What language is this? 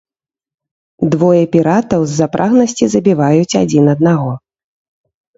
Belarusian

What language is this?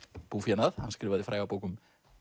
Icelandic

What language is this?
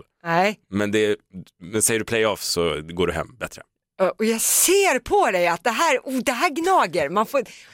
Swedish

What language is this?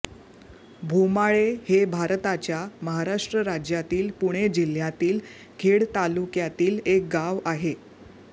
Marathi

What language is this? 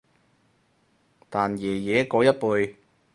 Cantonese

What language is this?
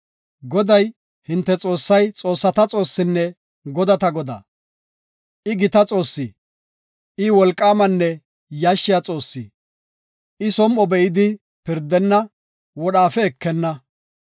Gofa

